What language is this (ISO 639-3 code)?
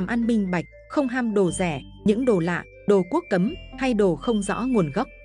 vie